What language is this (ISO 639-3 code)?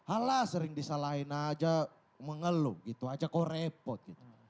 ind